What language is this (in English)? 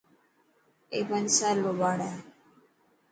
Dhatki